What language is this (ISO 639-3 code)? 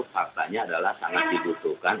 ind